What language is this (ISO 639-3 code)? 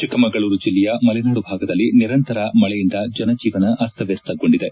kan